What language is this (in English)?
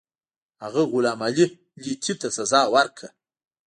Pashto